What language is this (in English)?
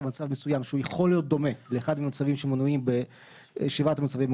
Hebrew